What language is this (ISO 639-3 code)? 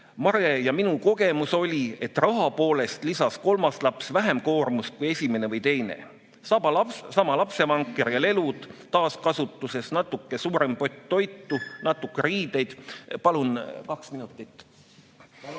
est